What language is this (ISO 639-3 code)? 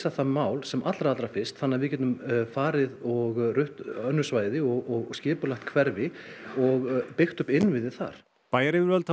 isl